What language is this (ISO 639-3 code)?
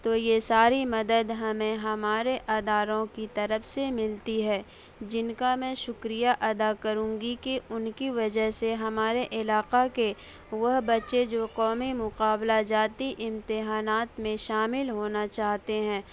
urd